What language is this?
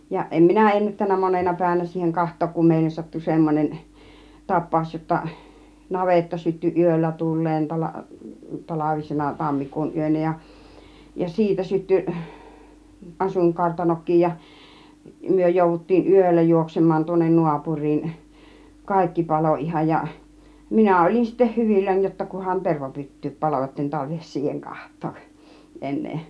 Finnish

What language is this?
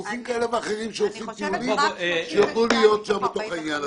Hebrew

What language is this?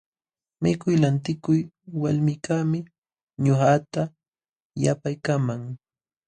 Jauja Wanca Quechua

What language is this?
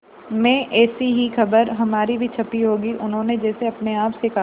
Hindi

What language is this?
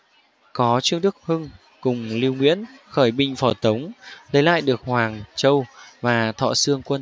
Vietnamese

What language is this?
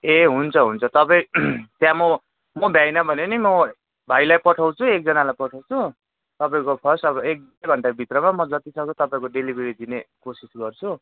Nepali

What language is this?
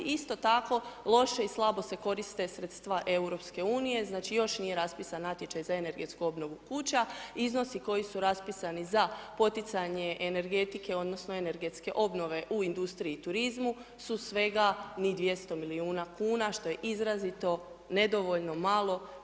Croatian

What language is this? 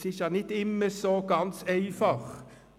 Swiss German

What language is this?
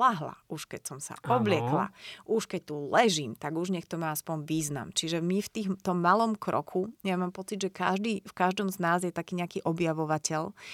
Slovak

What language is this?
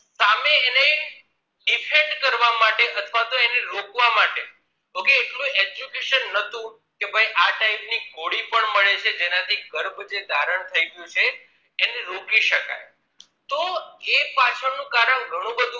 Gujarati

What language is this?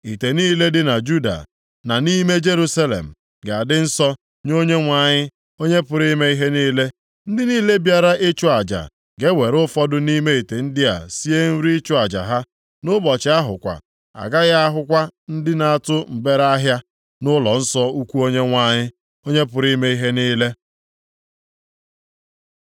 Igbo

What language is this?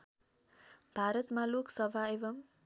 Nepali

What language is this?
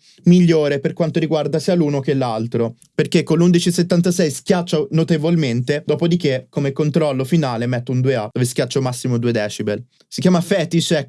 Italian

